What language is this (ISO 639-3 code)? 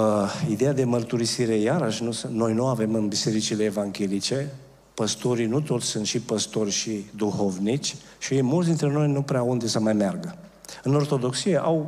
ron